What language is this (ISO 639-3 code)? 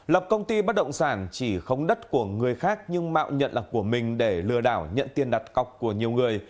vie